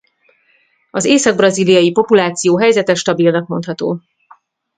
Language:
Hungarian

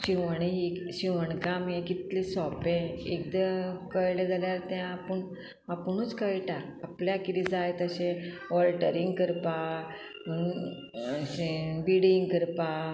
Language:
Konkani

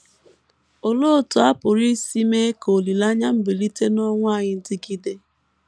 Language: Igbo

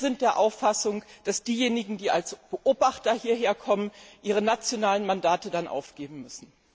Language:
German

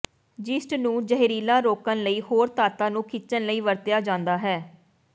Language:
Punjabi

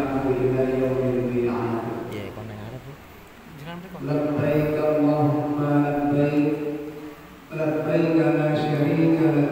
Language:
Indonesian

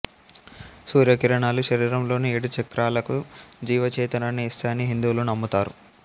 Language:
Telugu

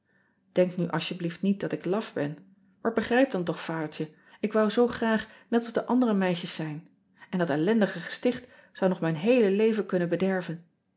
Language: Dutch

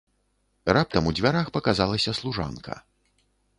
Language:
Belarusian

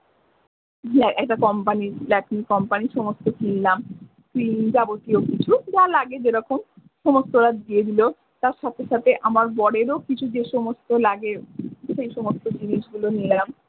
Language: Bangla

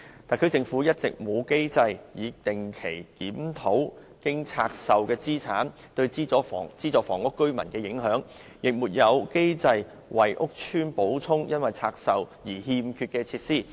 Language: Cantonese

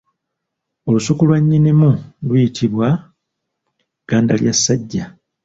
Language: Ganda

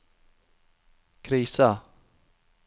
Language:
Norwegian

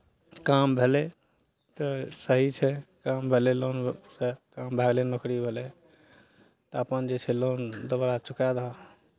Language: Maithili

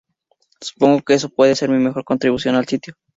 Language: Spanish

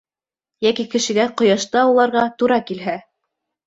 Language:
Bashkir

